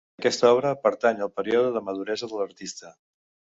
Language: Catalan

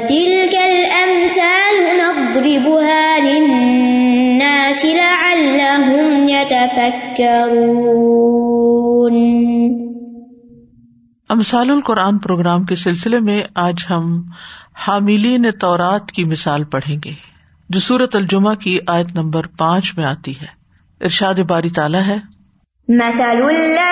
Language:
Urdu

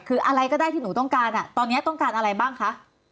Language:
Thai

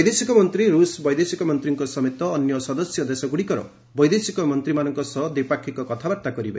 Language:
Odia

